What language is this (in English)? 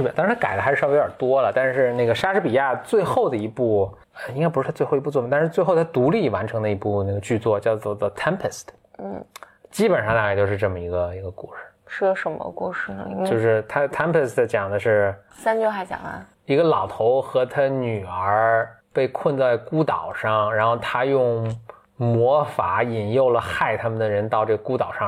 Chinese